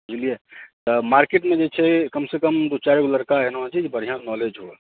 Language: Maithili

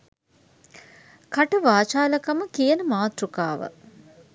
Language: Sinhala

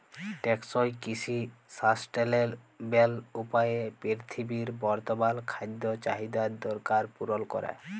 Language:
Bangla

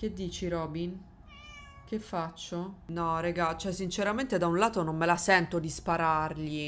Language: Italian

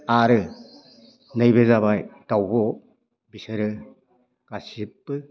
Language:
Bodo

